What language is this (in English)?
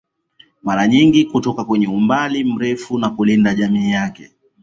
Swahili